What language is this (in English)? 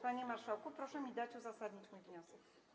Polish